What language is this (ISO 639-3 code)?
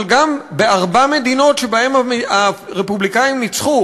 heb